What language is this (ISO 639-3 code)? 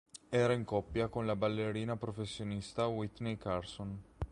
ita